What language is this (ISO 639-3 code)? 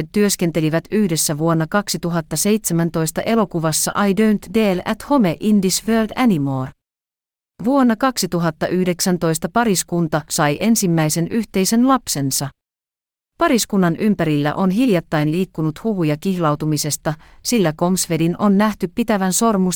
fin